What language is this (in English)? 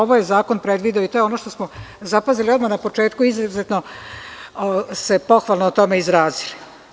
Serbian